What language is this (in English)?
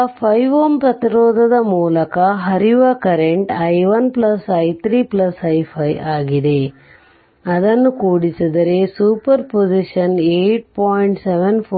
Kannada